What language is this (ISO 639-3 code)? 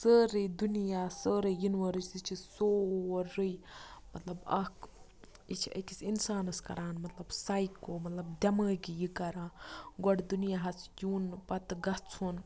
kas